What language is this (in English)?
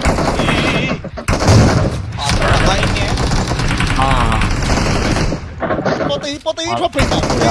Thai